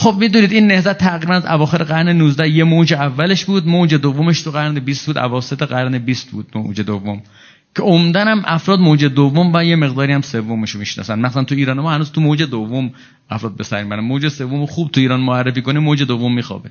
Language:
Persian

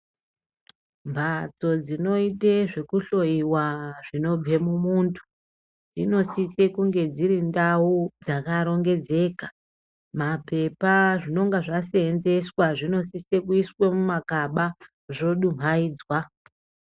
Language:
Ndau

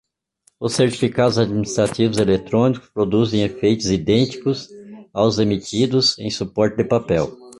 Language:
Portuguese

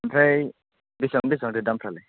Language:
Bodo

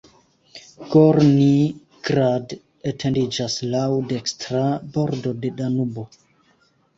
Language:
Esperanto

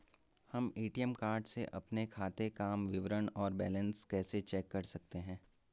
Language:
Hindi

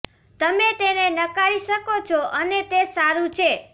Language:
Gujarati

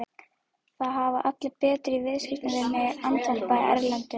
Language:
Icelandic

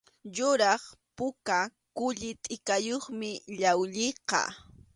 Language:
Arequipa-La Unión Quechua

